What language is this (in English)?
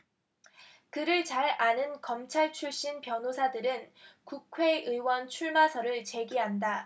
Korean